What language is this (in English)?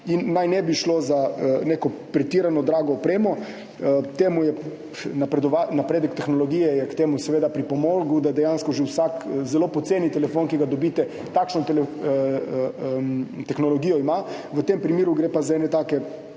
Slovenian